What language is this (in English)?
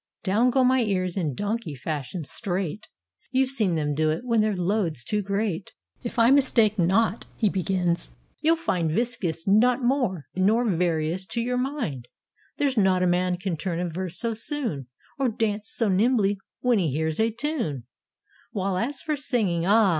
English